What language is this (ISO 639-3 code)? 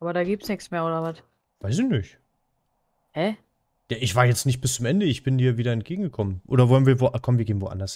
deu